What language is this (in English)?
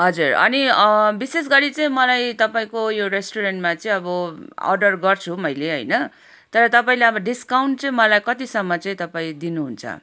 Nepali